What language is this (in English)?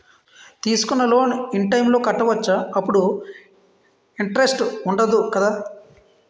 Telugu